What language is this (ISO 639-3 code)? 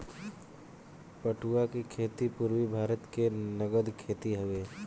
bho